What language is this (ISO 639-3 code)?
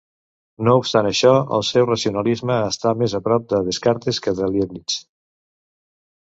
cat